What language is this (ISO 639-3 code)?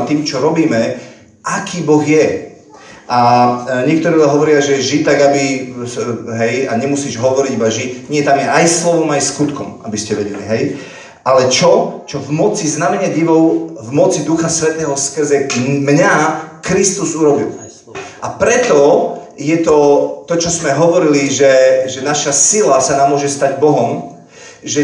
slk